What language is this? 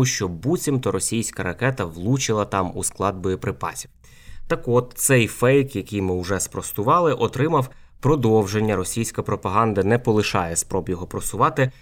Ukrainian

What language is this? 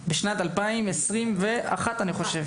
Hebrew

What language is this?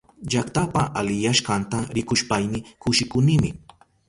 Southern Pastaza Quechua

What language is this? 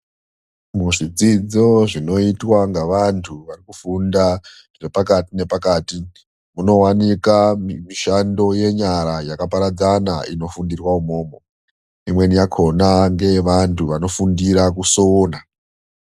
Ndau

